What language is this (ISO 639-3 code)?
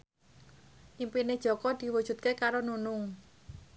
jav